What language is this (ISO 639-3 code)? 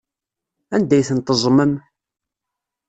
kab